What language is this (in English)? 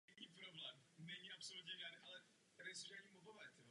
Czech